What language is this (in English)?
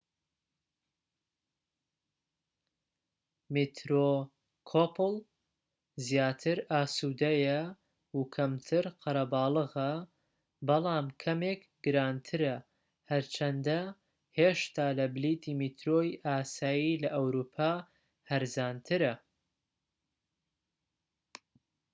Central Kurdish